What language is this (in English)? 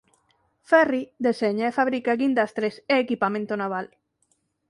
Galician